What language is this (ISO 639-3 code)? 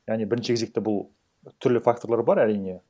kaz